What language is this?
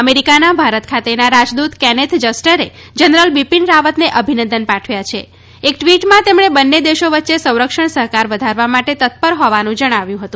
Gujarati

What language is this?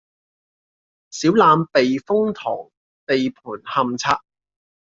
Cantonese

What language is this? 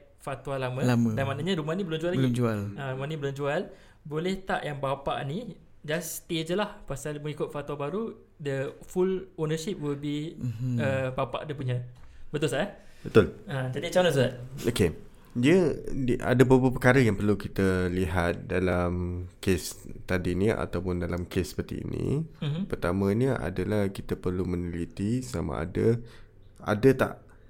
Malay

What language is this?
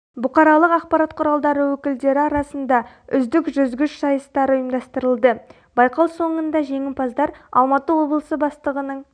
Kazakh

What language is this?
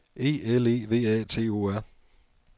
Danish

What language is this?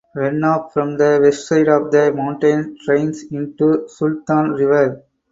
English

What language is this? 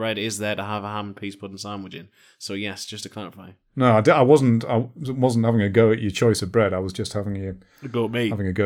English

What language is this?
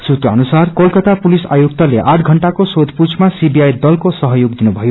Nepali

